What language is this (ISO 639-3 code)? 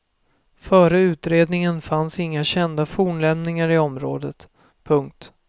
swe